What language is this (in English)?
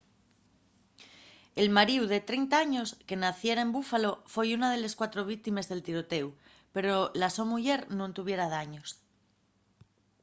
Asturian